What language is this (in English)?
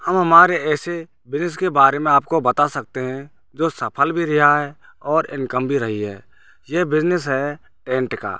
Hindi